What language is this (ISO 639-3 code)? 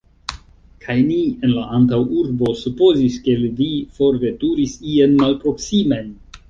epo